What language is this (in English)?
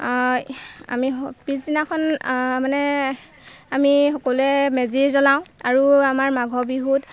Assamese